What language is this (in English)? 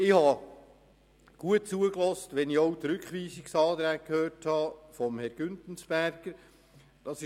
Swiss German